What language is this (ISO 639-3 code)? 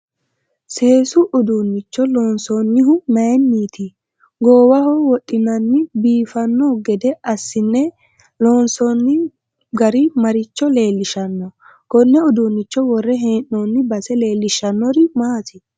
sid